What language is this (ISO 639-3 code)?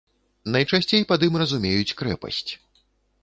bel